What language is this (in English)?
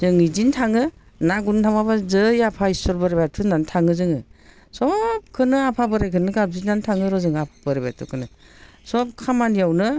Bodo